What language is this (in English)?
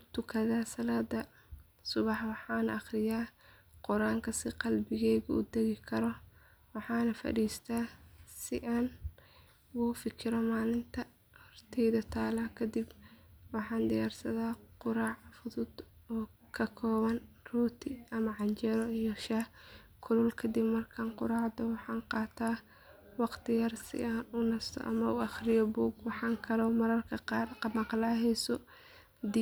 Somali